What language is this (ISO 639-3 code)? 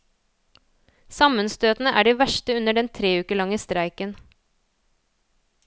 nor